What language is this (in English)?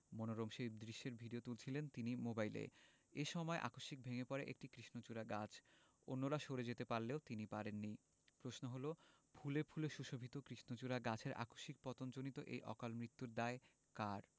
Bangla